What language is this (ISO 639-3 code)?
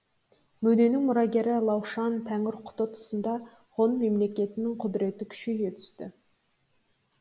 kaz